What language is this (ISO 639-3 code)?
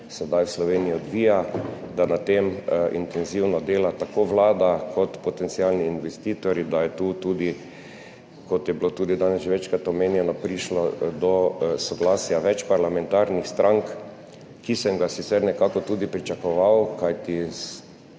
slv